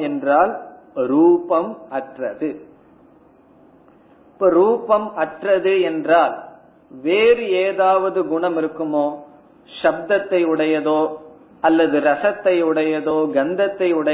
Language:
Tamil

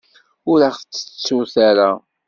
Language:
Kabyle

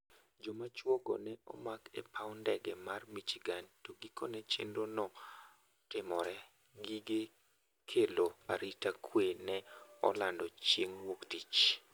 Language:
Luo (Kenya and Tanzania)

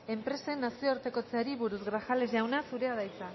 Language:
Basque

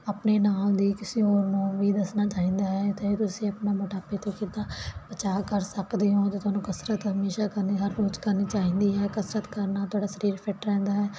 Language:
Punjabi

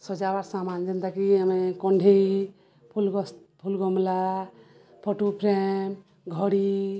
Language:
Odia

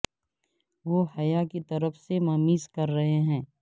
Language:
Urdu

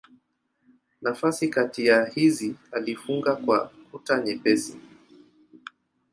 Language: Swahili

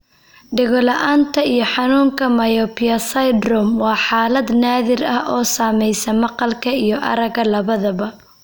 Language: Somali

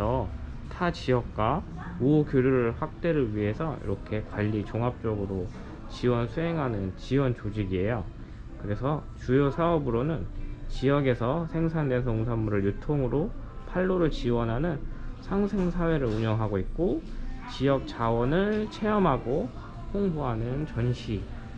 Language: Korean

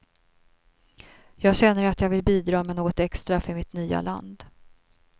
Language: Swedish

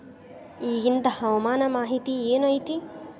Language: Kannada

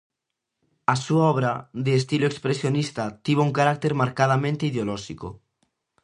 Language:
Galician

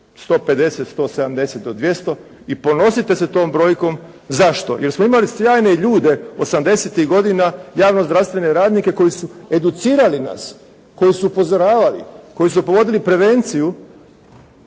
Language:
Croatian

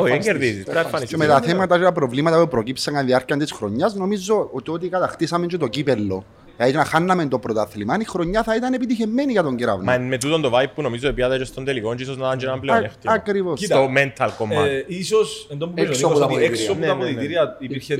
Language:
Greek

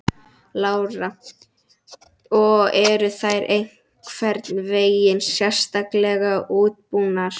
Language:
Icelandic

